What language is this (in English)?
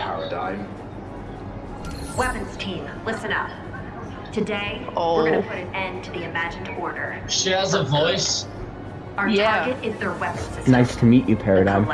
English